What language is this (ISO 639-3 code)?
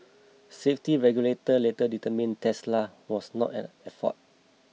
eng